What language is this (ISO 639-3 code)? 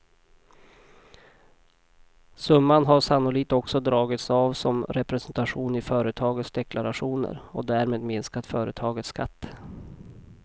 swe